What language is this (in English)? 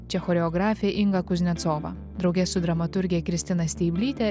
Lithuanian